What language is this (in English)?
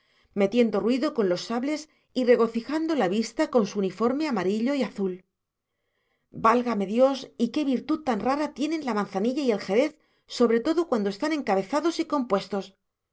Spanish